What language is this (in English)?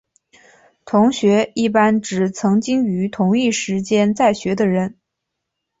Chinese